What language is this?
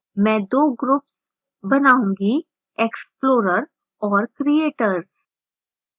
Hindi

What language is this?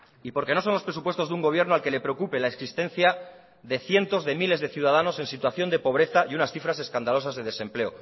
Spanish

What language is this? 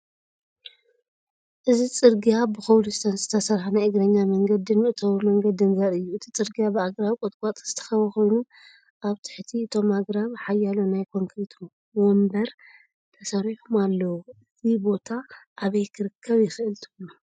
Tigrinya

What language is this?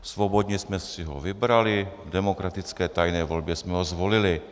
Czech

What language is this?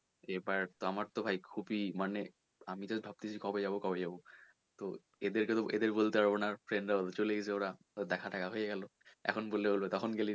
Bangla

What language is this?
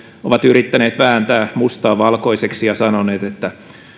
Finnish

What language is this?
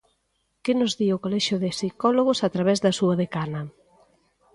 Galician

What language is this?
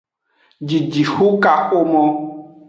Aja (Benin)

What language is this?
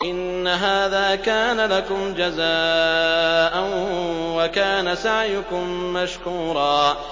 Arabic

